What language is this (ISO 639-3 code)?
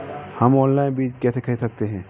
hin